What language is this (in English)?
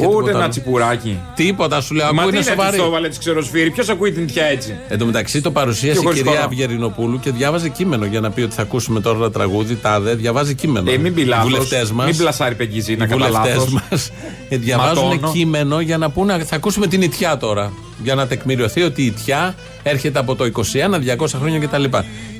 Greek